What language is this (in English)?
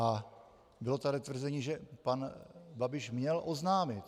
Czech